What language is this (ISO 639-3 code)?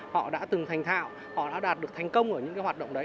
vie